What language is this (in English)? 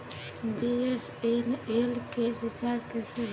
Bhojpuri